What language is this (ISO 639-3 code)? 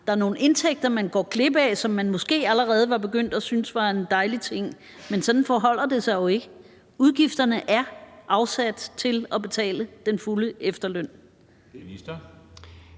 dan